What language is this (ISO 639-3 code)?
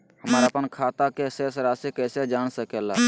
mag